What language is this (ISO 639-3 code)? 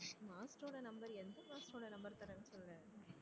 tam